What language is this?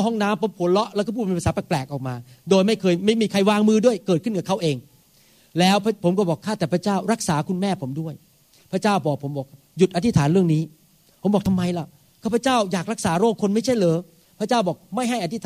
Thai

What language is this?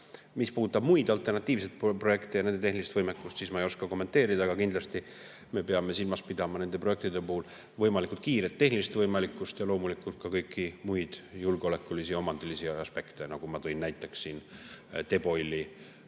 Estonian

